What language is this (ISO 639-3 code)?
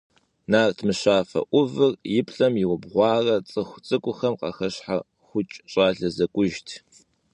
kbd